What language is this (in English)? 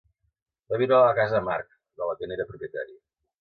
Catalan